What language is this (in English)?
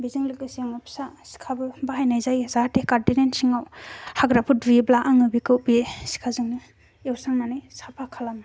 Bodo